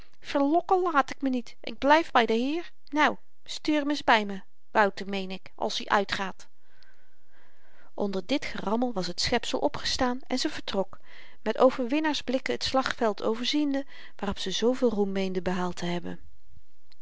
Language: Dutch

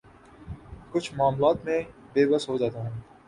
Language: Urdu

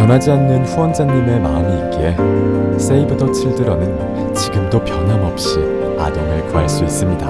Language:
Korean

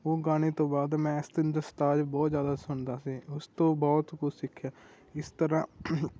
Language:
Punjabi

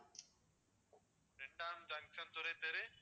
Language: Tamil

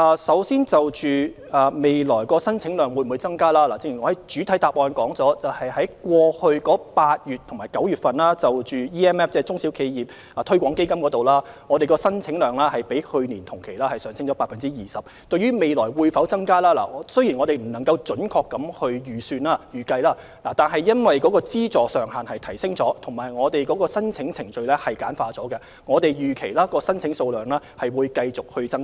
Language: Cantonese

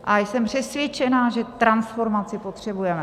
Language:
Czech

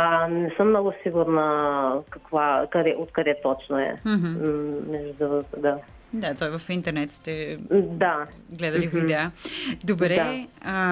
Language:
Bulgarian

